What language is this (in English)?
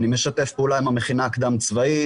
Hebrew